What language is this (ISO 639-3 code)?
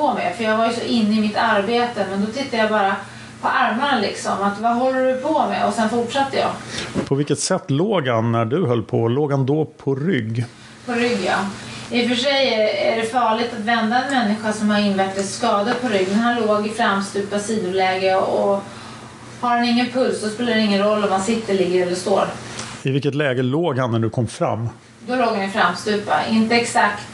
swe